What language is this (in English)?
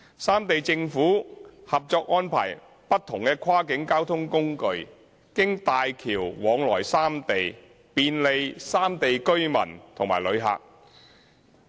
Cantonese